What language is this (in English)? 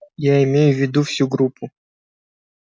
Russian